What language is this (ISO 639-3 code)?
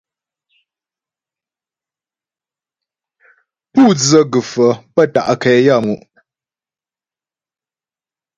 bbj